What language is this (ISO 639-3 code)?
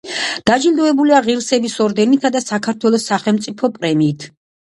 kat